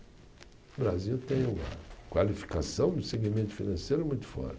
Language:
Portuguese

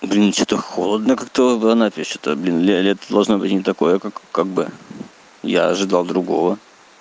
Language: Russian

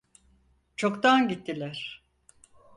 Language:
Turkish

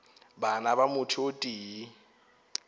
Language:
Northern Sotho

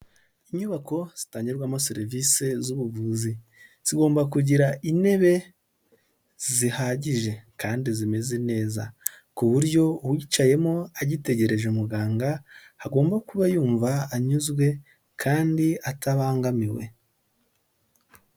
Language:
Kinyarwanda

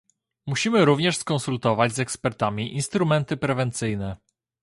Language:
Polish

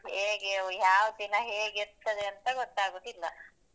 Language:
Kannada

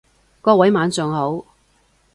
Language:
Cantonese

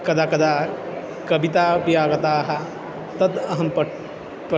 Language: Sanskrit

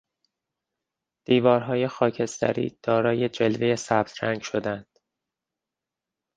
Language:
Persian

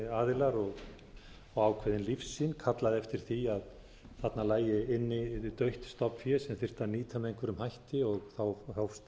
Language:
Icelandic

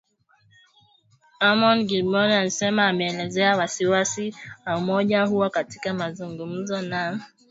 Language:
Swahili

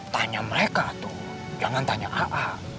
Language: Indonesian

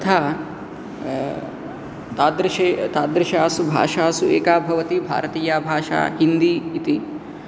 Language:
Sanskrit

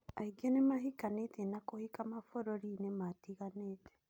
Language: Kikuyu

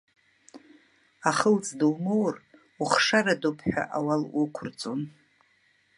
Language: Abkhazian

